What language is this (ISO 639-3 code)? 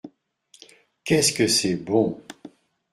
fra